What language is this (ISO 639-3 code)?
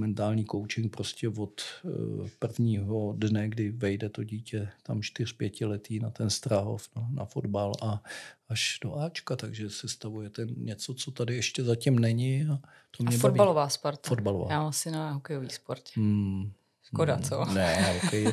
ces